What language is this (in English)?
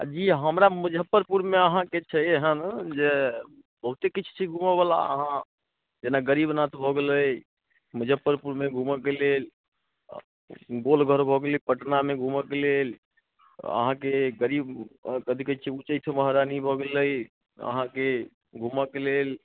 Maithili